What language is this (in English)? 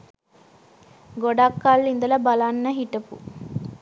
Sinhala